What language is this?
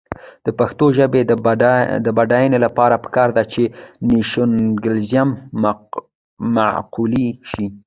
Pashto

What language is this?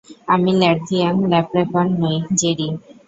Bangla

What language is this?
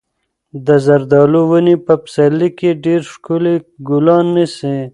Pashto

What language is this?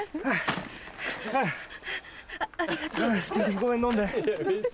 Japanese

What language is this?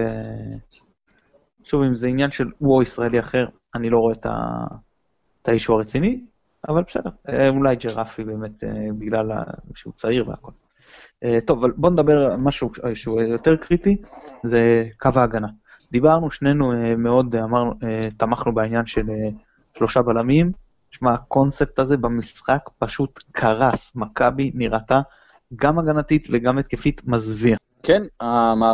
Hebrew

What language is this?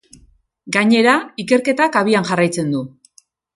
Basque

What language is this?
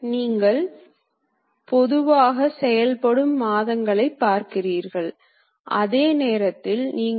Tamil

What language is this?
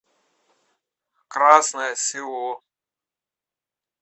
Russian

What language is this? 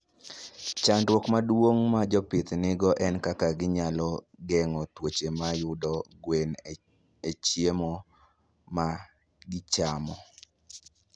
Luo (Kenya and Tanzania)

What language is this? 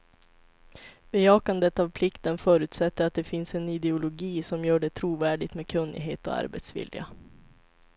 Swedish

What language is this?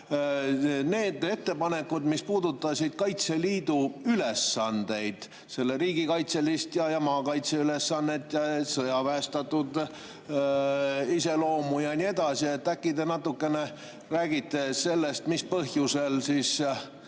Estonian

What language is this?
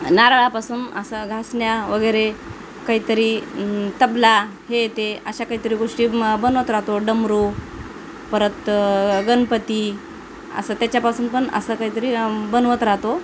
Marathi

